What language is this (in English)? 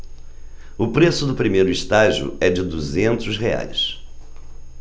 Portuguese